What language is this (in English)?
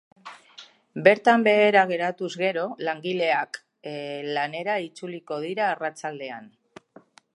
Basque